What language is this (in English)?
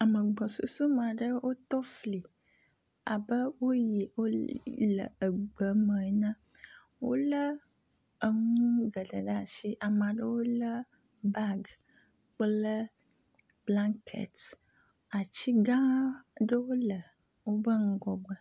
Ewe